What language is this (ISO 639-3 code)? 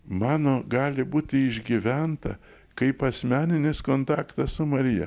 lit